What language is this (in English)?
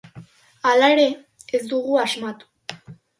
Basque